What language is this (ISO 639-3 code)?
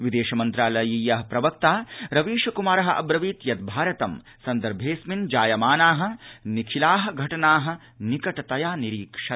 san